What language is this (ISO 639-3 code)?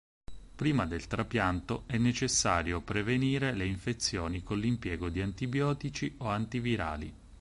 ita